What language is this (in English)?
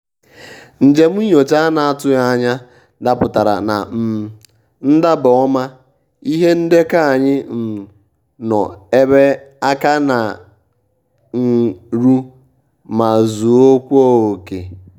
Igbo